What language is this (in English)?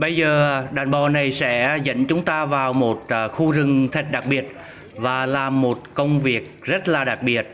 Vietnamese